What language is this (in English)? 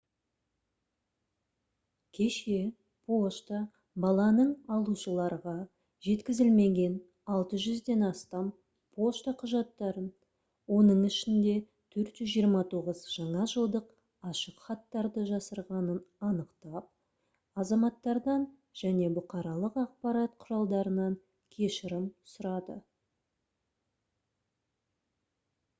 Kazakh